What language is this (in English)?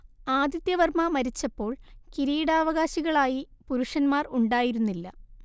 Malayalam